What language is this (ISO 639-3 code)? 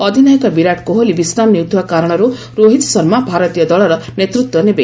ori